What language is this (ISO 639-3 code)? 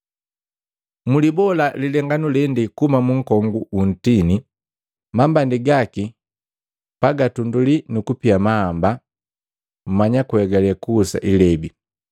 mgv